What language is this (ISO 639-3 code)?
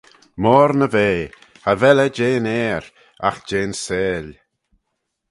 glv